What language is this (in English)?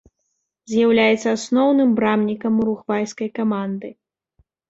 Belarusian